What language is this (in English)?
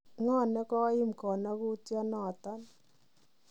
Kalenjin